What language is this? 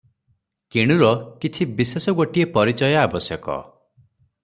Odia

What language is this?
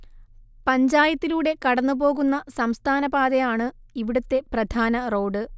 Malayalam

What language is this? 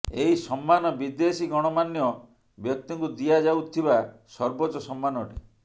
Odia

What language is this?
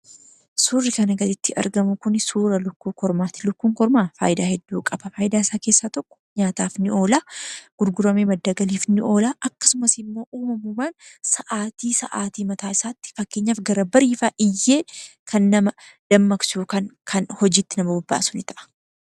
Oromo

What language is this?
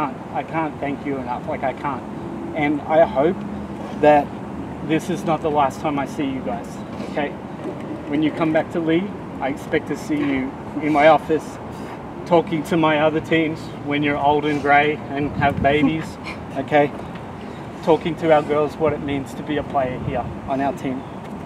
English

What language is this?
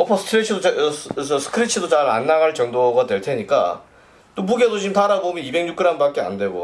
Korean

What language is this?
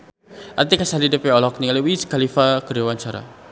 Sundanese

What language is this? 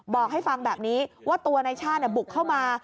Thai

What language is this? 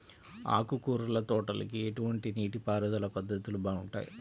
Telugu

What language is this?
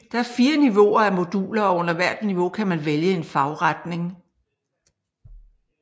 Danish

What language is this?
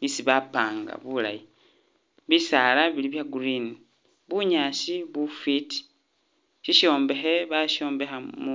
Masaaba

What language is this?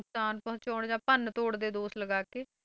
Punjabi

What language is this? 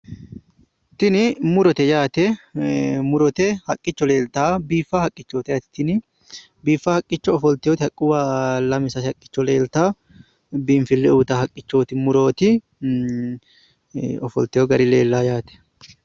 Sidamo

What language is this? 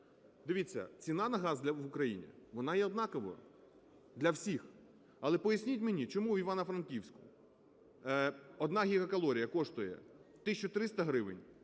Ukrainian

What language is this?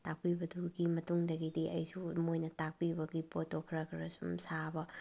Manipuri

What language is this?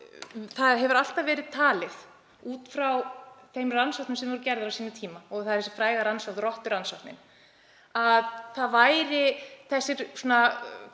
Icelandic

